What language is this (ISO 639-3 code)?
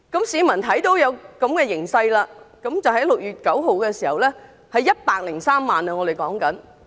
yue